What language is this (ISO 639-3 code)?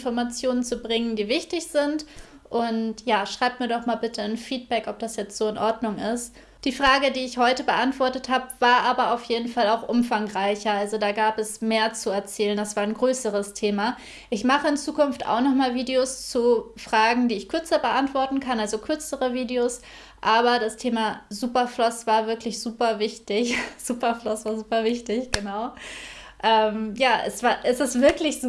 deu